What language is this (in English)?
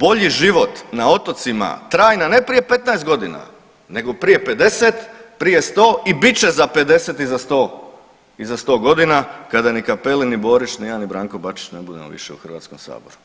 Croatian